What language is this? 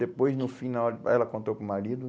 Portuguese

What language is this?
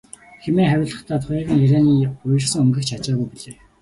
Mongolian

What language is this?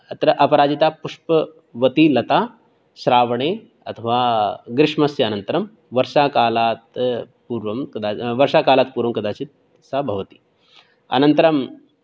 Sanskrit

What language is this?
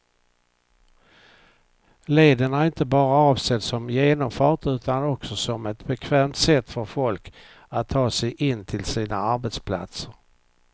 Swedish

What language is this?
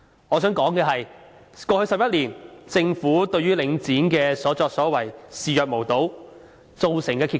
Cantonese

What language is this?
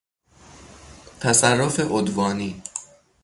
Persian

